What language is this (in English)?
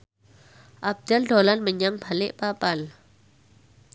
Javanese